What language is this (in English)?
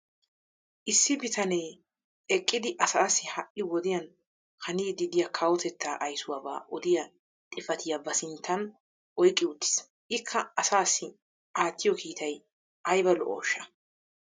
Wolaytta